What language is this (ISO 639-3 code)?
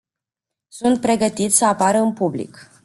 ron